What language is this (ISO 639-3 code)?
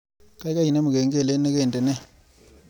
kln